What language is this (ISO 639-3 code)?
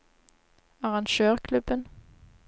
nor